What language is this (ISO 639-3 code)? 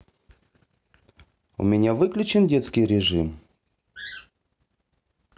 rus